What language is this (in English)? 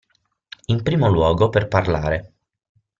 Italian